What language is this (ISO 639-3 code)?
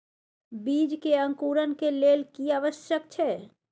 mai